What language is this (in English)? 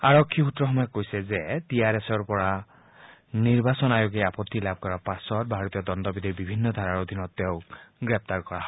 Assamese